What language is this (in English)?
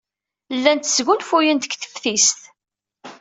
Kabyle